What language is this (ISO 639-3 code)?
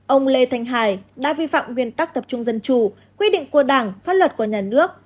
vie